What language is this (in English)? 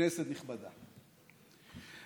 Hebrew